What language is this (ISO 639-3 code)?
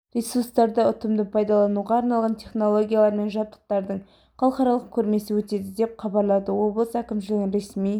kaz